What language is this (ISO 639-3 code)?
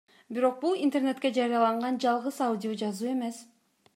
kir